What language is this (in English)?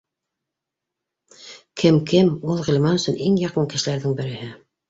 Bashkir